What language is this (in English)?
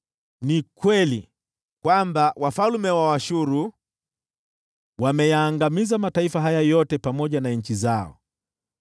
Swahili